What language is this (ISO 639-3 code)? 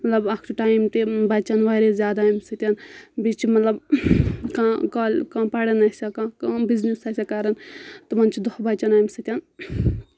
kas